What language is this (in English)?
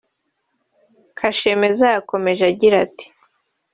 Kinyarwanda